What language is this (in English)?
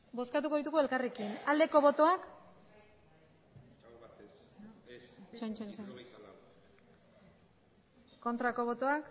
Basque